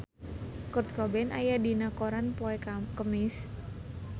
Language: Sundanese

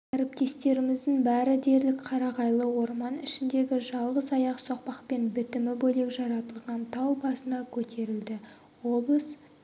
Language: Kazakh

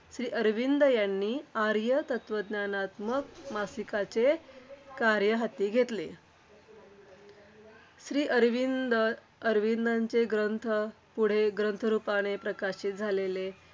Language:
Marathi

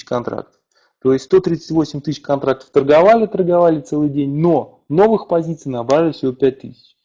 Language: Russian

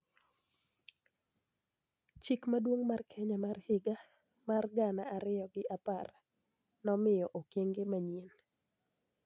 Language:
Luo (Kenya and Tanzania)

